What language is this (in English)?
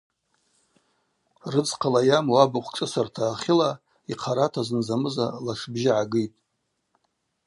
Abaza